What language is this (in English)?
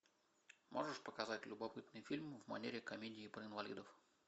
Russian